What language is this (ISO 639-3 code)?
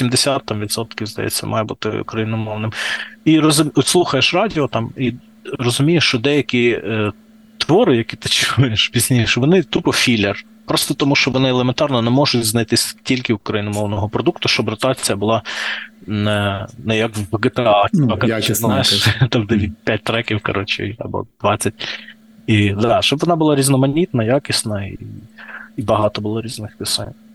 ukr